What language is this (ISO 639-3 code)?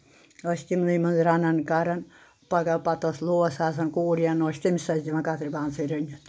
kas